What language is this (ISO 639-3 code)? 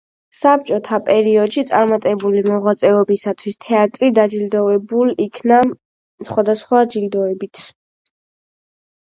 kat